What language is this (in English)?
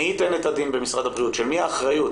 Hebrew